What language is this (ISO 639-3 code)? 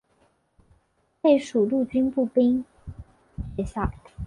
zho